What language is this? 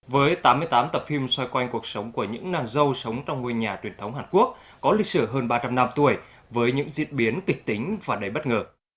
Vietnamese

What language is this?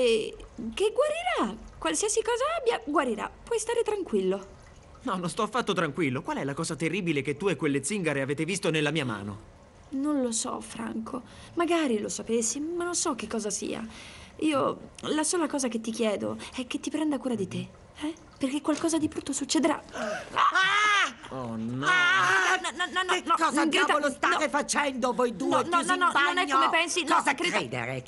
Italian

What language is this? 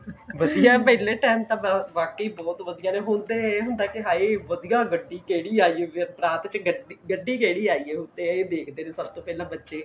Punjabi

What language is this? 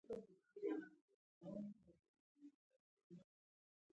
Pashto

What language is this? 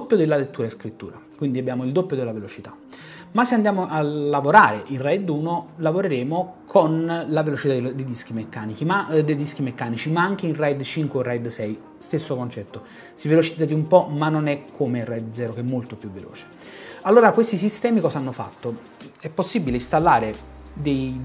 Italian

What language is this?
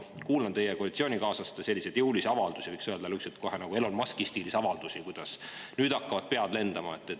Estonian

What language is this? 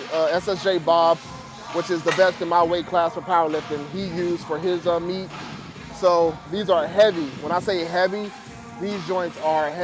English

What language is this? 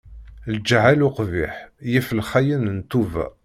Kabyle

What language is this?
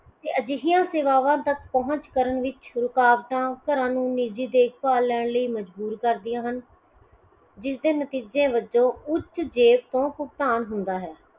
Punjabi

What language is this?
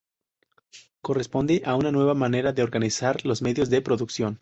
Spanish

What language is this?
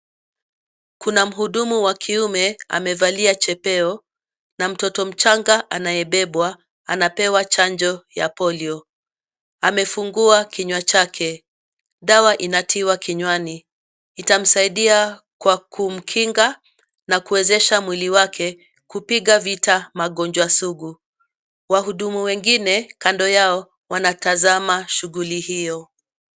Swahili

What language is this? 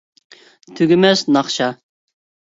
Uyghur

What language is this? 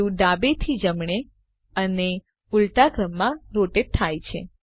Gujarati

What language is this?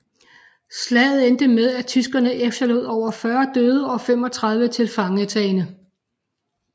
Danish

